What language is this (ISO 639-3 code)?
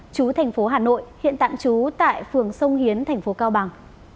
vie